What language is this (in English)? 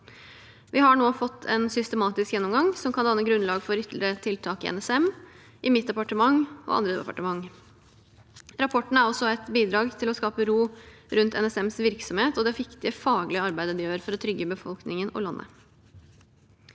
Norwegian